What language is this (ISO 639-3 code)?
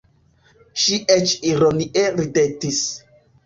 epo